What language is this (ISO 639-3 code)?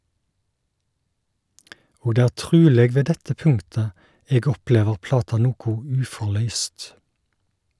nor